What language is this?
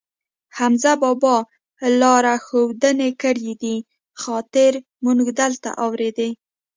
Pashto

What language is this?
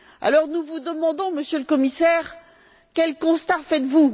French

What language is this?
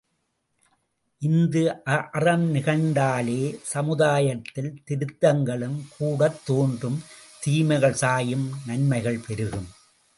Tamil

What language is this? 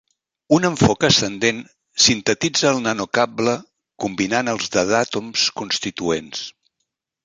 Catalan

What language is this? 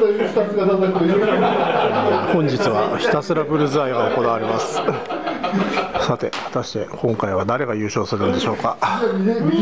Japanese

